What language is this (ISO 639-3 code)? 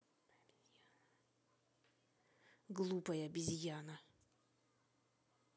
rus